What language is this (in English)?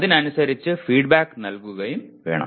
Malayalam